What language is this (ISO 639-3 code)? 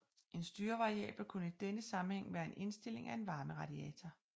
dan